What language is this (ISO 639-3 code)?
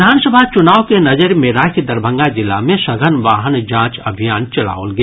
mai